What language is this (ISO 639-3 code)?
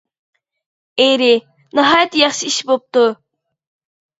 uig